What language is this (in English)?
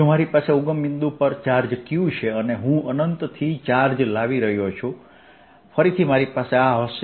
Gujarati